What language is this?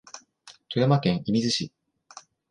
Japanese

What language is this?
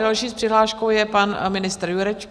Czech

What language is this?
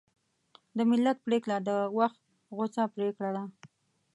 Pashto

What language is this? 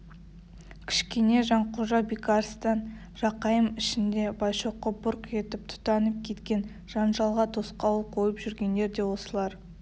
Kazakh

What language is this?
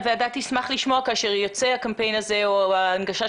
Hebrew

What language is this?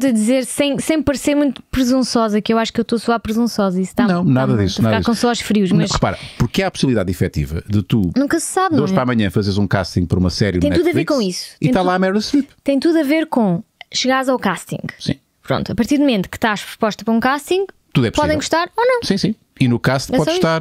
Portuguese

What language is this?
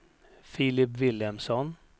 Swedish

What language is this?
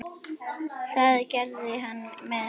Icelandic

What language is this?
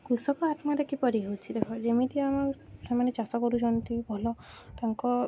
Odia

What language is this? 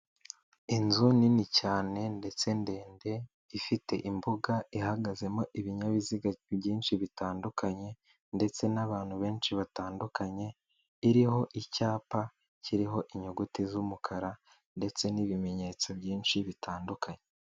Kinyarwanda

